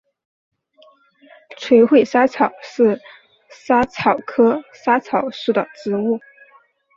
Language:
Chinese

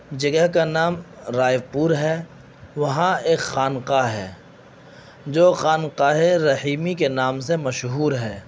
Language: Urdu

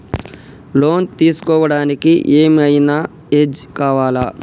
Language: Telugu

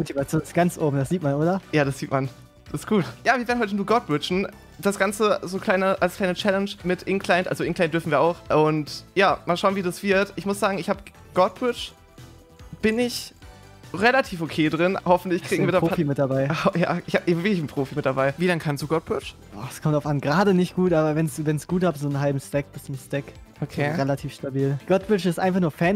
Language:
German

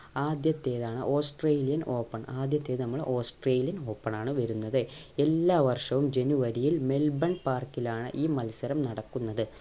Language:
Malayalam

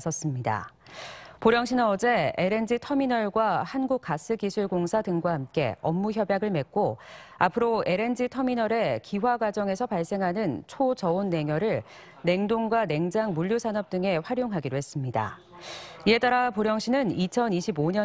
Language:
Korean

